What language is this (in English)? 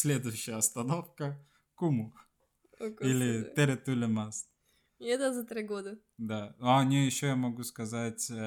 Russian